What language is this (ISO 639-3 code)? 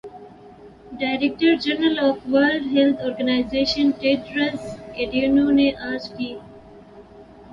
urd